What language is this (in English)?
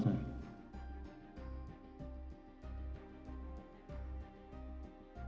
Indonesian